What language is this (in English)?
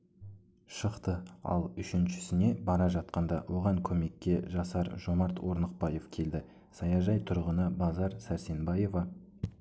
Kazakh